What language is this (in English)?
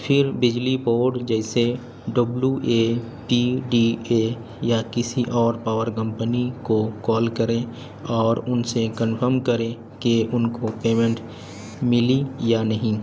Urdu